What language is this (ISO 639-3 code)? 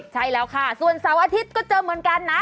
tha